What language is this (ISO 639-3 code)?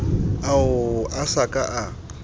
sot